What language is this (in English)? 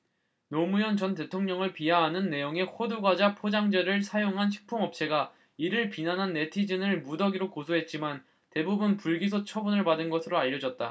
Korean